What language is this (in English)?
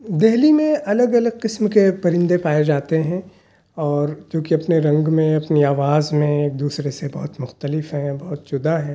Urdu